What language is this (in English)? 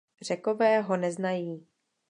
Czech